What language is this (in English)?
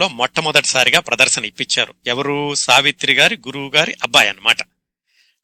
Telugu